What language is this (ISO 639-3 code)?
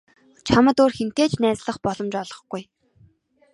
mon